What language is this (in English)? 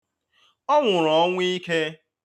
Igbo